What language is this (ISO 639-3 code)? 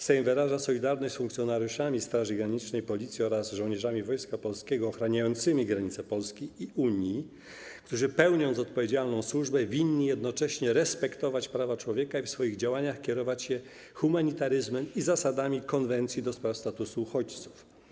pol